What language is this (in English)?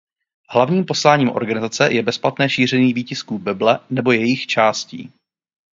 Czech